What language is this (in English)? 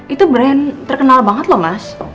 Indonesian